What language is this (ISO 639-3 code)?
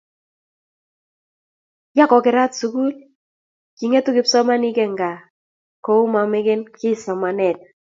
kln